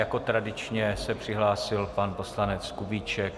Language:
Czech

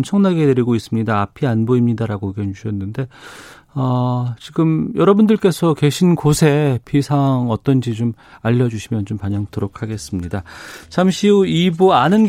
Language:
Korean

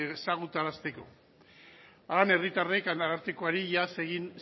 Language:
Basque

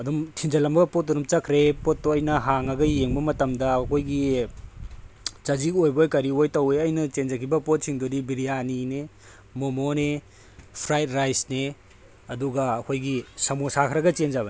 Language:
Manipuri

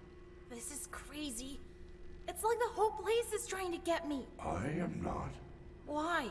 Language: Portuguese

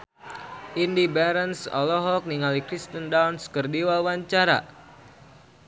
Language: Sundanese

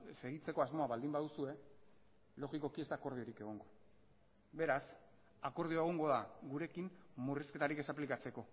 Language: Basque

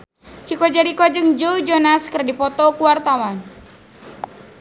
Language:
Sundanese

